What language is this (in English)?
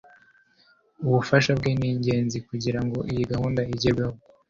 Kinyarwanda